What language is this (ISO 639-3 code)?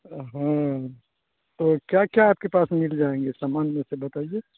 urd